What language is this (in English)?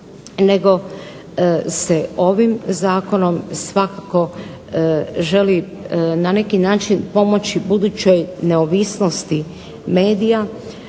Croatian